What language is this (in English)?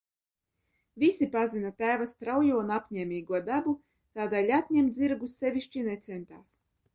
Latvian